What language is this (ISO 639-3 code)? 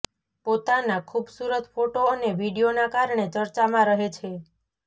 guj